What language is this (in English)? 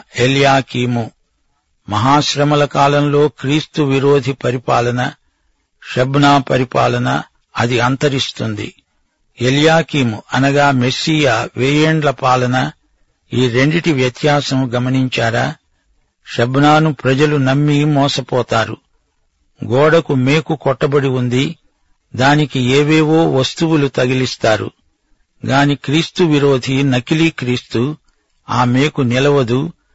Telugu